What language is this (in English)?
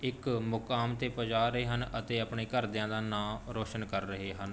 Punjabi